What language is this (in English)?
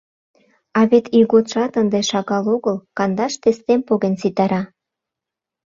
Mari